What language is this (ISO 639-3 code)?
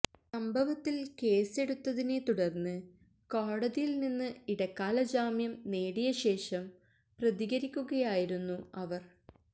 mal